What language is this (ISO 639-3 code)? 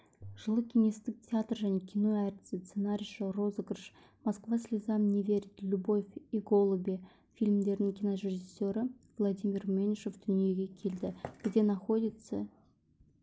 kaz